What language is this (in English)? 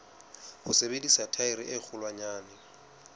Southern Sotho